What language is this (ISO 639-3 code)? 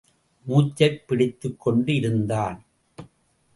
tam